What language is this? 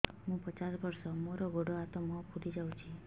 Odia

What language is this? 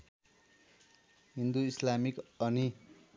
Nepali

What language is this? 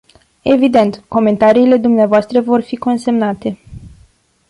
Romanian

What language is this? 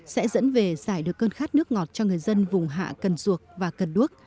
Vietnamese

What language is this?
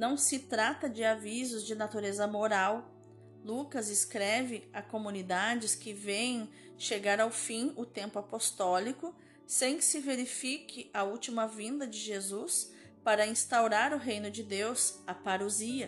Portuguese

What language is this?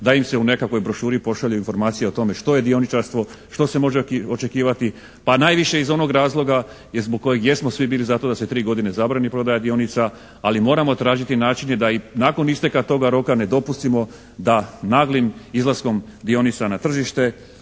Croatian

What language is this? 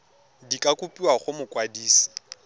Tswana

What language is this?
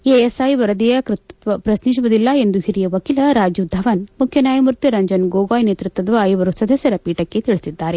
Kannada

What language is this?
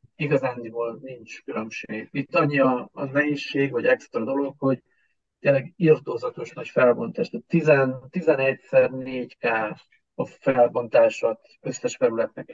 Hungarian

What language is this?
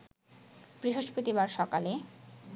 Bangla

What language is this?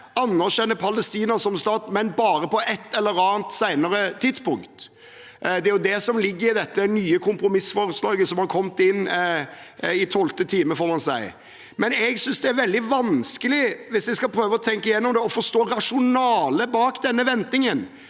Norwegian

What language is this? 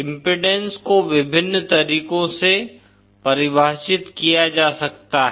Hindi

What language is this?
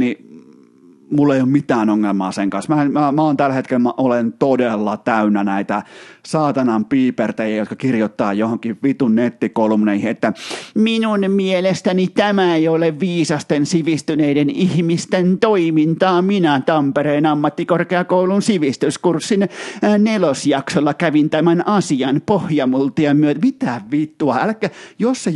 Finnish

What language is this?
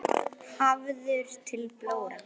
Icelandic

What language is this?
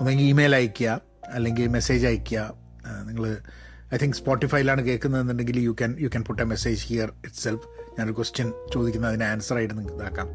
Malayalam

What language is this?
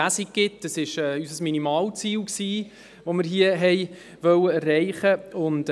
Swiss German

